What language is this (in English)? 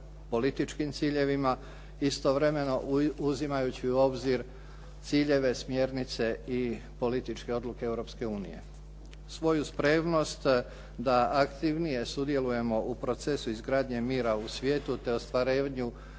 Croatian